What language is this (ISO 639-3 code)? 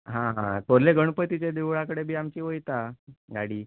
kok